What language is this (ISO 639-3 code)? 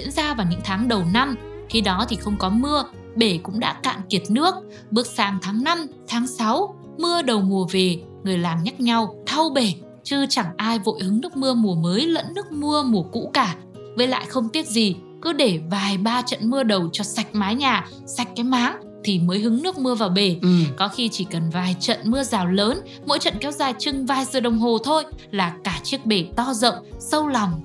vie